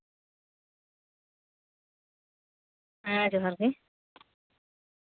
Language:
Santali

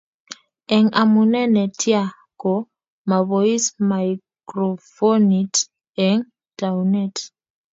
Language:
Kalenjin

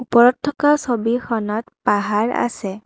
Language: Assamese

